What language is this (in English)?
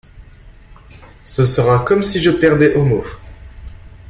French